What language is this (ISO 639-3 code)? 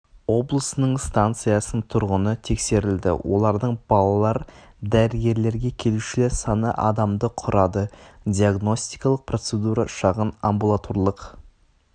kaz